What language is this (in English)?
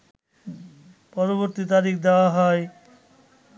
Bangla